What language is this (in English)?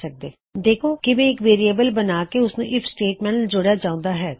Punjabi